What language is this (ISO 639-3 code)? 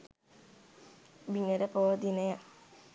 sin